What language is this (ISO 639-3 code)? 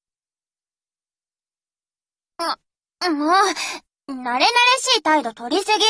jpn